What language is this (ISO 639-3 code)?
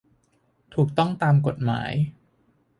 tha